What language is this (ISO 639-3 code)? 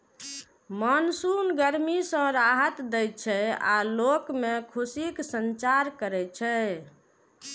mai